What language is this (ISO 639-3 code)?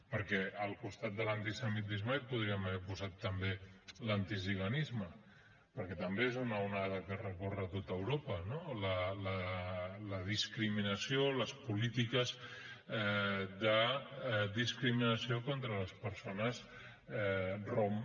cat